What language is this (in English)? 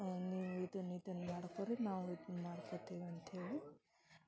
Kannada